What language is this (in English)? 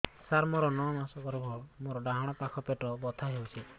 Odia